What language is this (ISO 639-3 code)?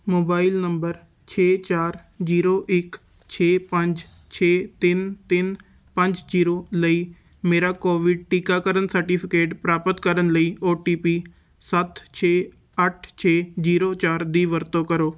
pan